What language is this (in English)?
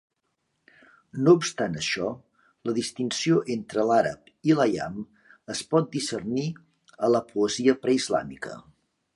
Catalan